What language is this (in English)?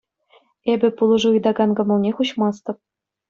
Chuvash